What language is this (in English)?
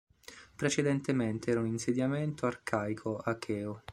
Italian